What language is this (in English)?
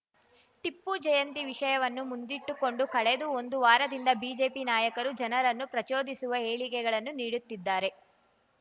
Kannada